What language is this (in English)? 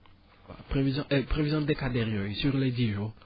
Wolof